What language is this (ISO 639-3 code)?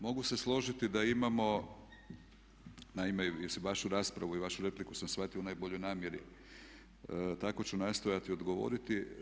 hrv